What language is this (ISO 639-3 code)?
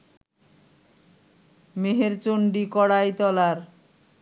ben